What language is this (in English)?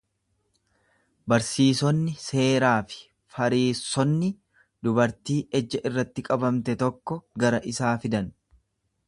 Oromo